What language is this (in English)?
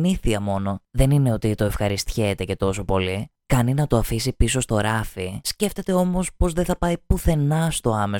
Greek